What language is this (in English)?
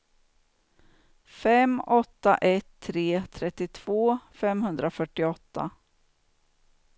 Swedish